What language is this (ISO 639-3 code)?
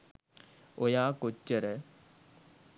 sin